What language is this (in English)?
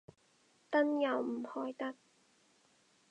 Cantonese